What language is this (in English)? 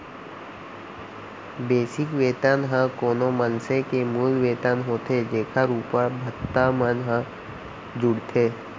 Chhattisgarhi